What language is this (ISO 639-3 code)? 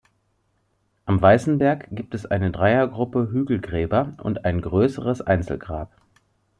deu